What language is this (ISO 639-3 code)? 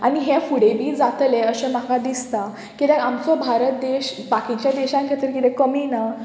kok